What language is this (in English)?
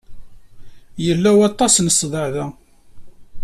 Kabyle